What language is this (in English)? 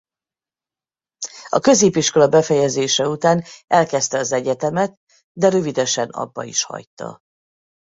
Hungarian